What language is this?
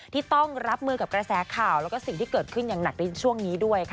Thai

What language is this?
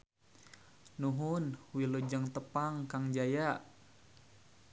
Sundanese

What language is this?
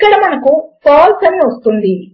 Telugu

